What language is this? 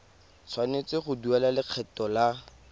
Tswana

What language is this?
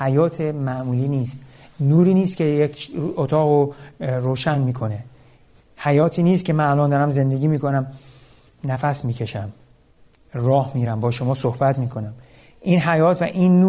Persian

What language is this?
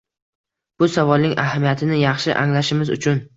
Uzbek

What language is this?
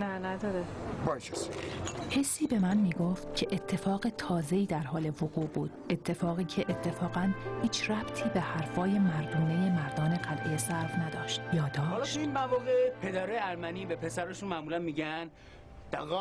Persian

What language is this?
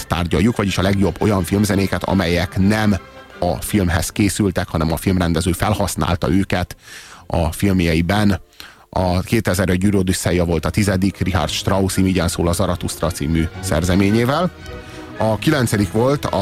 Hungarian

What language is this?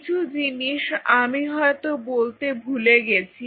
Bangla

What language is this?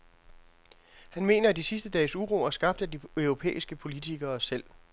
Danish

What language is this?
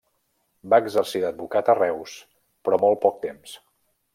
Catalan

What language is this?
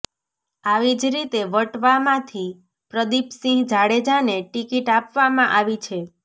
Gujarati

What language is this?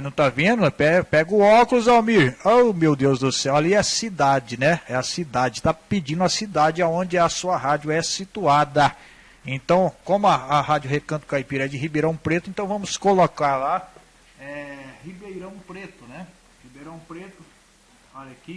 Portuguese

